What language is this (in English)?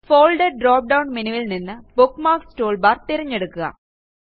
Malayalam